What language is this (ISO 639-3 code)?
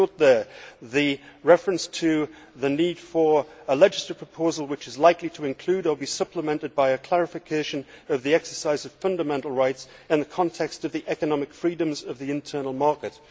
eng